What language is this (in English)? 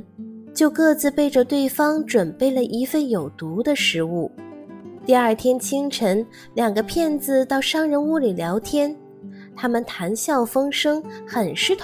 Chinese